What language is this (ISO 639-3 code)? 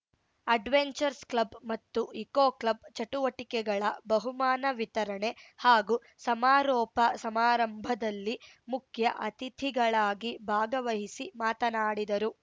kan